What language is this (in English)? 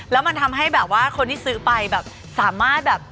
Thai